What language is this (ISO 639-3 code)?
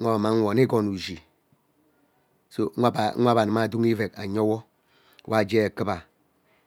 byc